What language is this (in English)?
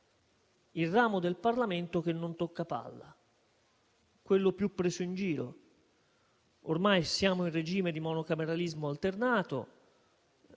Italian